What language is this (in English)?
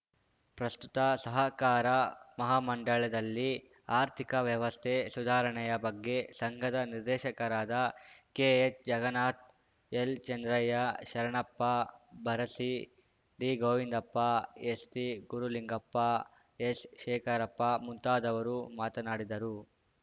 Kannada